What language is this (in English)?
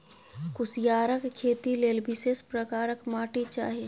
Maithili